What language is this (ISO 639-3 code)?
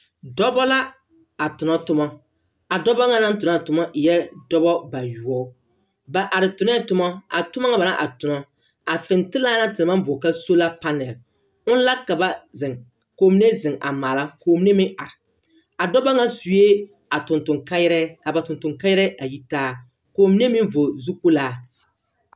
dga